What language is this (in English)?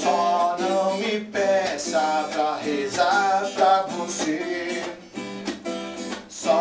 Hebrew